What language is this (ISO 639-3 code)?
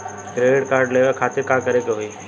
bho